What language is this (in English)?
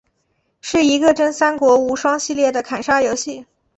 Chinese